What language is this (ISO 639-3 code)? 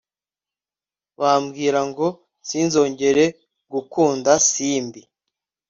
kin